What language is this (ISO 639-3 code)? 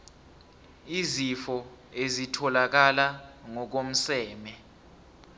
nbl